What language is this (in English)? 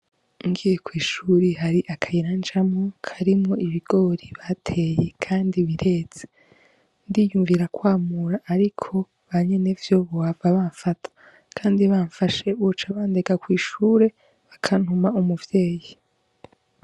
Rundi